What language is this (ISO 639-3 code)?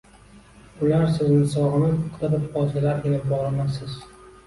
uzb